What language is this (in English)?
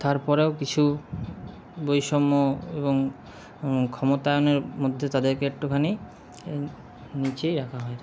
Bangla